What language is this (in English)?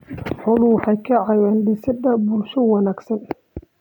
Somali